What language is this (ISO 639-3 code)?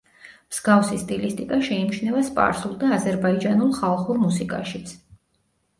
kat